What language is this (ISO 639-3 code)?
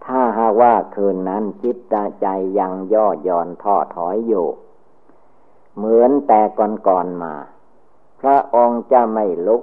tha